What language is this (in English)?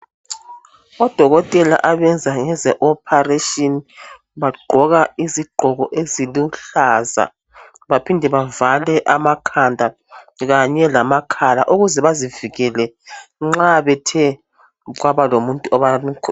North Ndebele